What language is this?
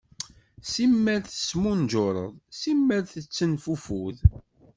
Kabyle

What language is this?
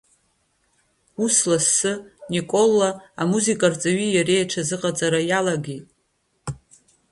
Abkhazian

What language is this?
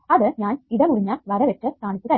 Malayalam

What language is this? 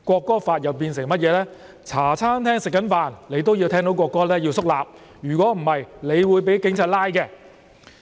Cantonese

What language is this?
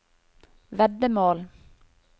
Norwegian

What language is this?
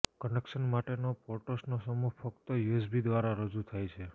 Gujarati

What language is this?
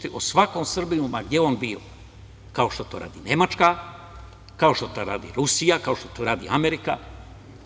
Serbian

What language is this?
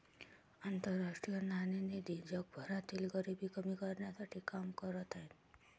Marathi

